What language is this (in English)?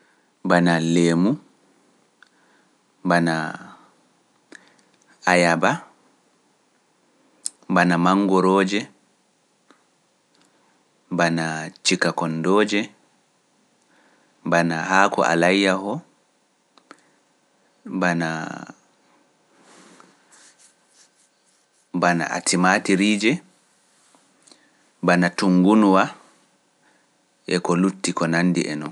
Pular